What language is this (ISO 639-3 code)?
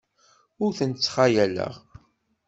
kab